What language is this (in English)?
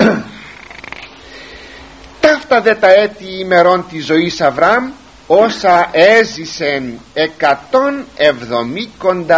Greek